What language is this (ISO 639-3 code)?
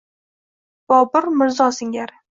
uzb